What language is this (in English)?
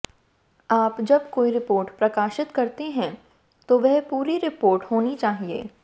Hindi